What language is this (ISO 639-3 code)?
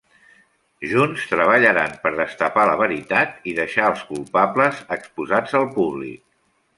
cat